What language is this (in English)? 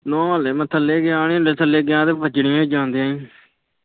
Punjabi